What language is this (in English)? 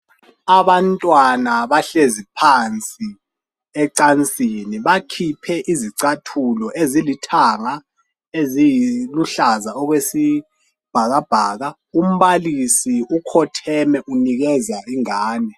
North Ndebele